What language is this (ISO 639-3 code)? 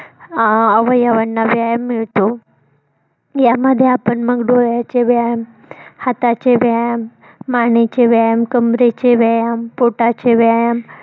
mar